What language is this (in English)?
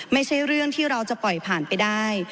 Thai